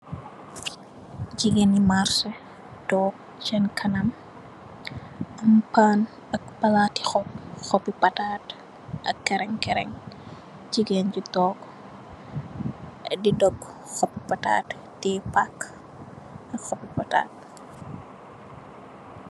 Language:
Wolof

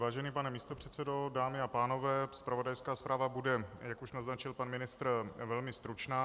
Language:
Czech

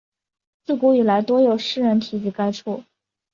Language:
Chinese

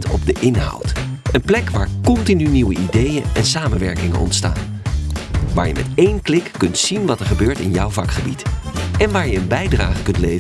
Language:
Dutch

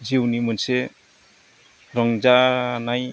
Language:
Bodo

